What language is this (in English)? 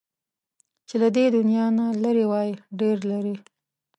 Pashto